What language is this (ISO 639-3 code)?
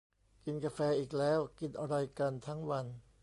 tha